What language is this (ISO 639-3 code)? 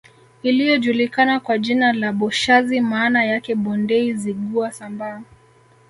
swa